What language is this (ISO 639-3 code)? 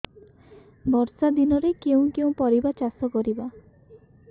ori